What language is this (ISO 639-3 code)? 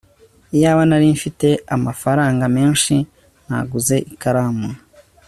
kin